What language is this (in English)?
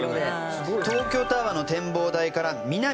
Japanese